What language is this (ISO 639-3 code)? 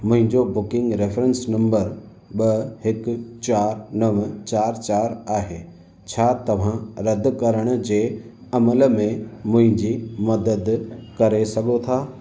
snd